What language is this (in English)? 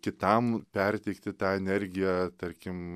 Lithuanian